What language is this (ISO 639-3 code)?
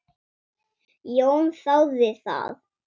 isl